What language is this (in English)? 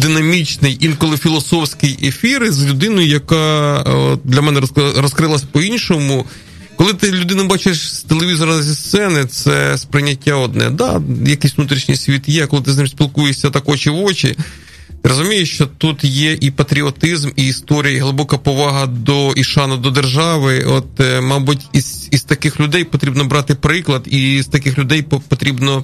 Ukrainian